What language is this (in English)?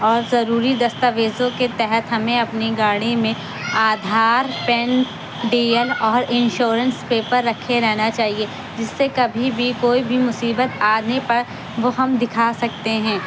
Urdu